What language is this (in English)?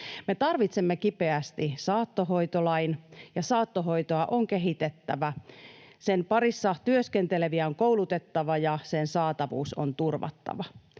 Finnish